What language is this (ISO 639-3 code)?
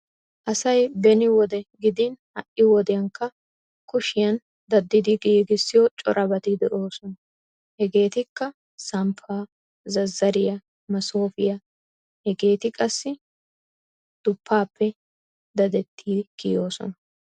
wal